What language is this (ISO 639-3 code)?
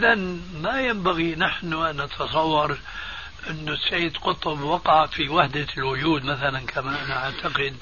ara